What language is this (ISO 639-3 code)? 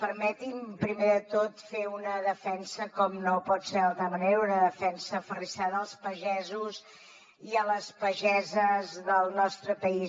cat